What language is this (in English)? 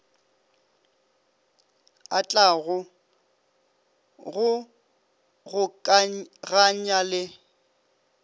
Northern Sotho